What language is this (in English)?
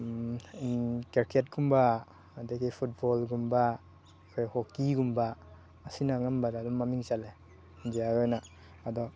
Manipuri